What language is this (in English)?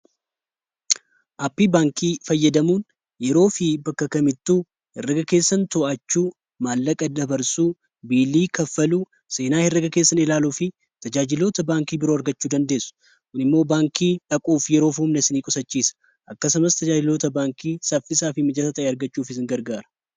Oromo